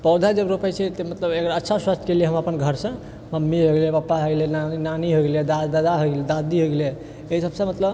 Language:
Maithili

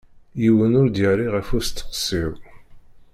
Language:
Kabyle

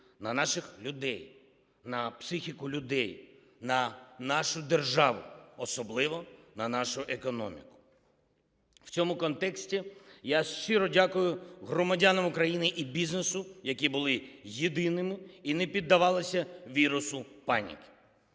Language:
Ukrainian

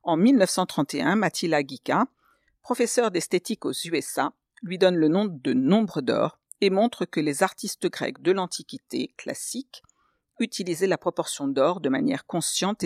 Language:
French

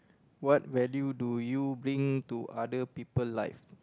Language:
English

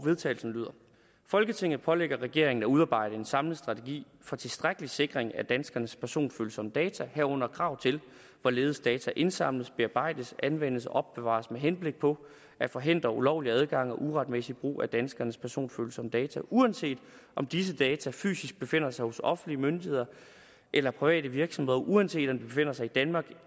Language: Danish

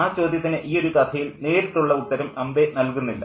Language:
Malayalam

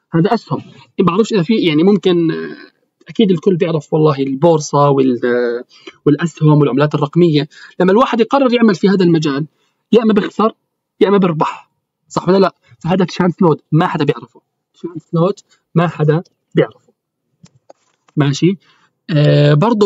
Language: Arabic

